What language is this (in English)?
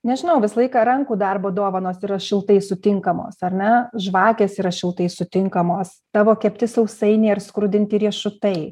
Lithuanian